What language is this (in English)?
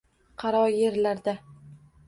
Uzbek